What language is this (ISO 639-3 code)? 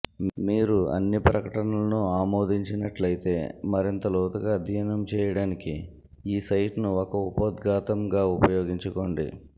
tel